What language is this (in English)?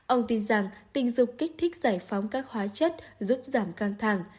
Vietnamese